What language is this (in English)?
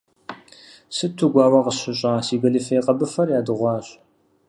Kabardian